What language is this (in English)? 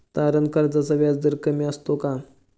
Marathi